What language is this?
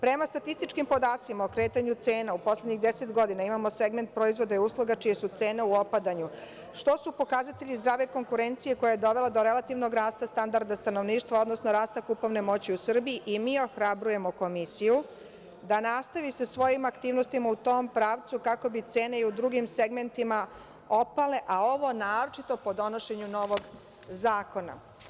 Serbian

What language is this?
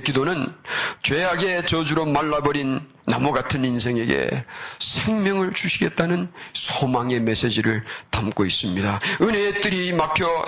Korean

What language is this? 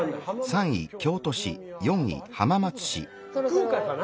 Japanese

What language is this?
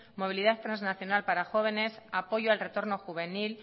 Spanish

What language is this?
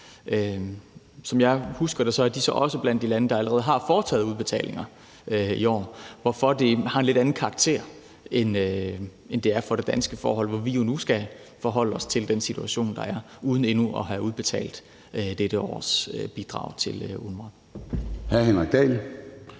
Danish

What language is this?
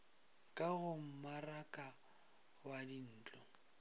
Northern Sotho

